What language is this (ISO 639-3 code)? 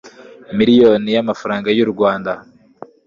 kin